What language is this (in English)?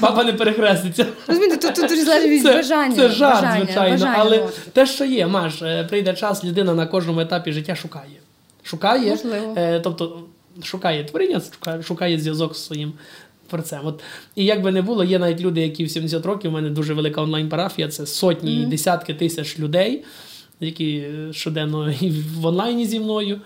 Ukrainian